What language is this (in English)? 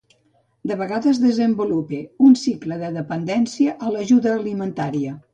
Catalan